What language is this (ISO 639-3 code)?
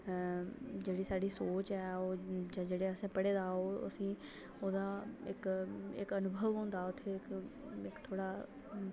doi